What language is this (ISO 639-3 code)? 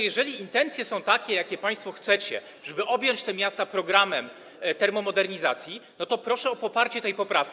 pol